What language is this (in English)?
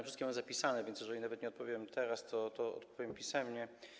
Polish